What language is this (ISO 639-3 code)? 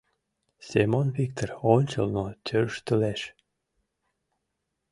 chm